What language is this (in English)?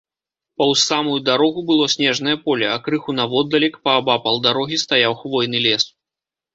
Belarusian